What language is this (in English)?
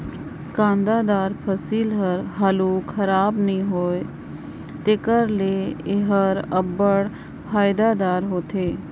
Chhattisgarhi